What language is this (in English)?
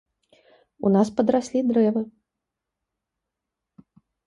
Belarusian